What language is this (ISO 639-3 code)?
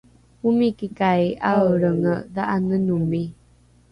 dru